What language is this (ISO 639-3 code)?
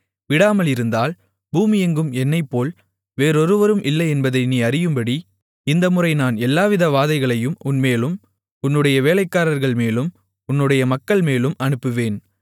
tam